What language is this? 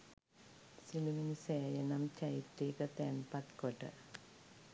Sinhala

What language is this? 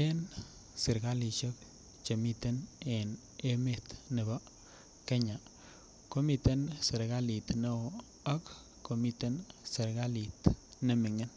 Kalenjin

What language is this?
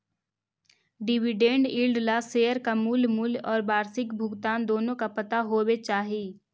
Magahi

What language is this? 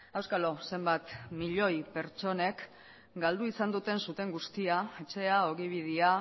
Basque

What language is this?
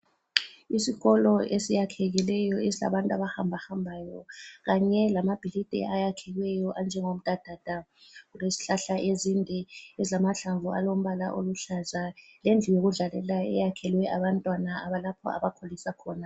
North Ndebele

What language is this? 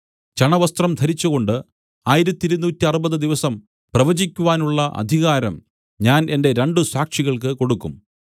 Malayalam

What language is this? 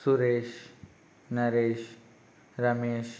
Telugu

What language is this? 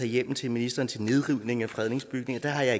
Danish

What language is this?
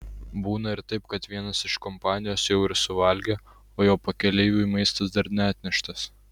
Lithuanian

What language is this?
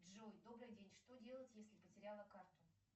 Russian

